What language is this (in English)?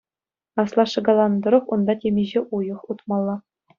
Chuvash